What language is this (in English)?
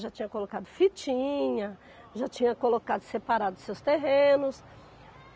Portuguese